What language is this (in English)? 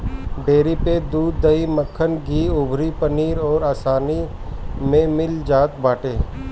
Bhojpuri